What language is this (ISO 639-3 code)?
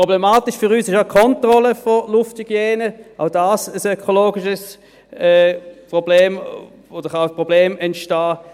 gsw